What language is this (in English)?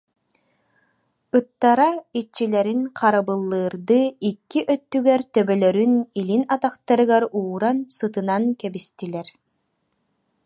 Yakut